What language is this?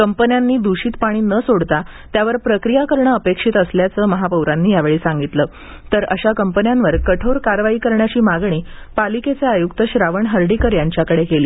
Marathi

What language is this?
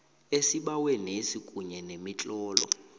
South Ndebele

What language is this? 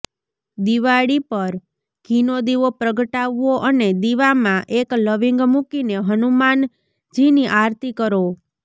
Gujarati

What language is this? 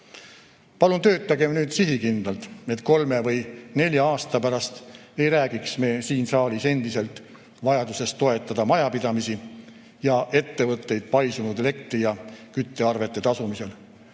Estonian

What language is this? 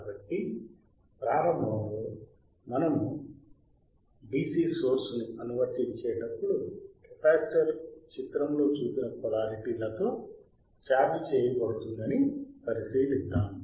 Telugu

